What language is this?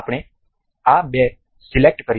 Gujarati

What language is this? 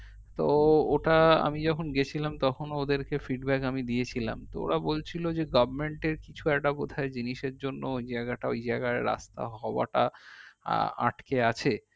Bangla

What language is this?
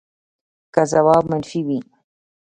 Pashto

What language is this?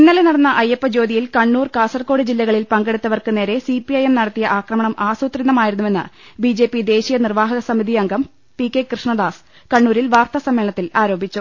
Malayalam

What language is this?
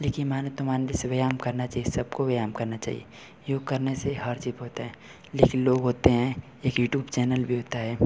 Hindi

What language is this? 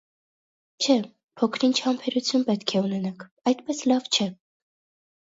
Armenian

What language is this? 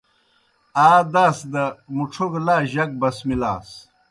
Kohistani Shina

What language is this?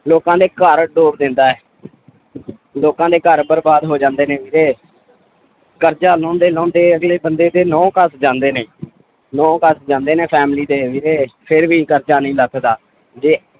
Punjabi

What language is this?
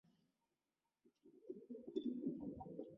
Chinese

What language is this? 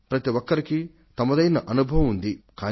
Telugu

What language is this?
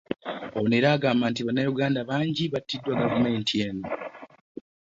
Ganda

